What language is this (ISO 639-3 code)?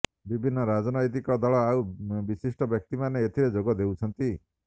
ori